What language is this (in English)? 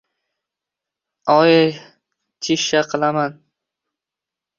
Uzbek